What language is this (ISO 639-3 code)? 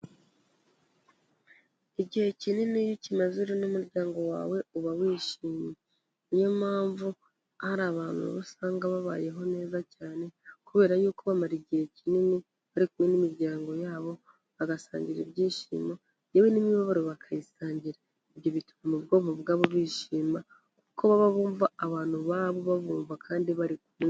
kin